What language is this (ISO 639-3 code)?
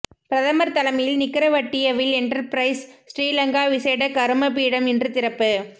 tam